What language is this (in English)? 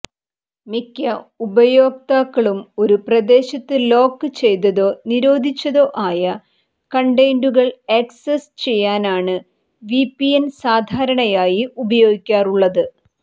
Malayalam